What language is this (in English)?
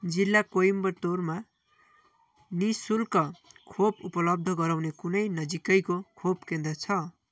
Nepali